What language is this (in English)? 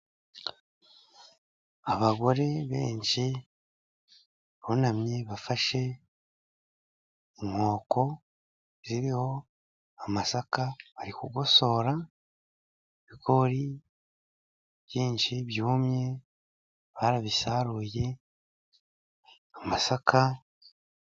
Kinyarwanda